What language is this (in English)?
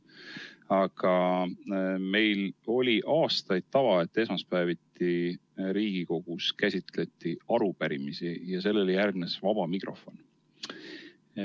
Estonian